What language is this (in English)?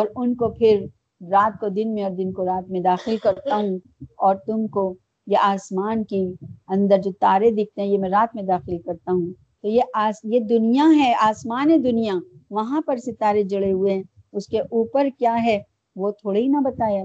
Urdu